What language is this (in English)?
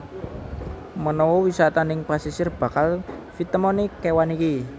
Javanese